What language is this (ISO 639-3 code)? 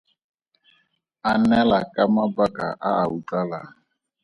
tsn